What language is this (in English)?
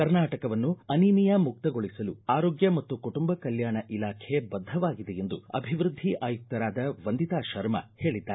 Kannada